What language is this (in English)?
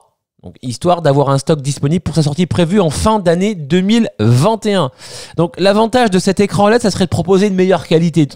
French